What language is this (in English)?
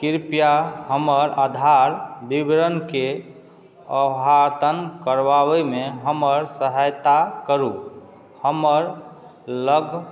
Maithili